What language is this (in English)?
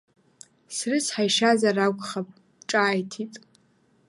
Abkhazian